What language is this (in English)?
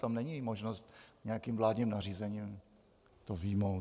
Czech